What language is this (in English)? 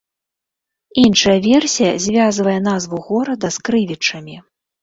Belarusian